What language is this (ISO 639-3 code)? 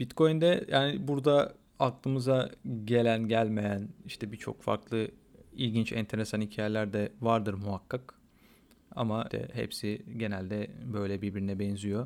tur